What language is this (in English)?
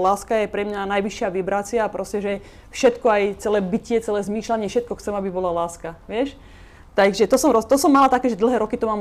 Slovak